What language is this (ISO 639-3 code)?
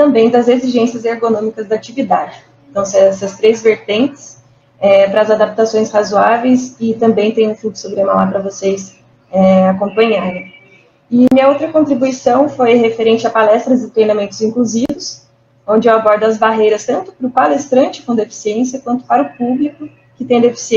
por